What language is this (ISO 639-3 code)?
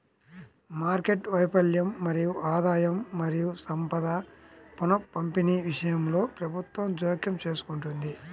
tel